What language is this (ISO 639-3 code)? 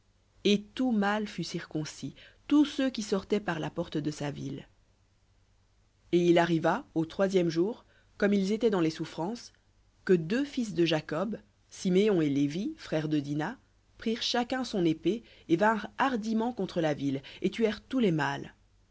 fra